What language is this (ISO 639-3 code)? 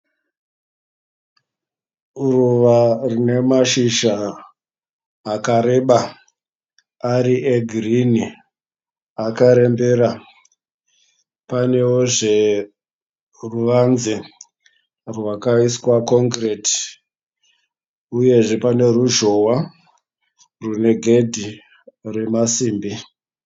sna